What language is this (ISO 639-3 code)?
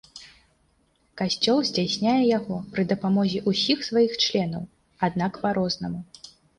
bel